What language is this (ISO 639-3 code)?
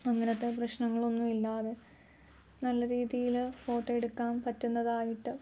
mal